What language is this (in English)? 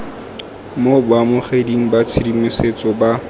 Tswana